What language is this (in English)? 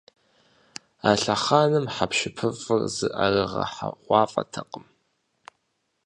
Kabardian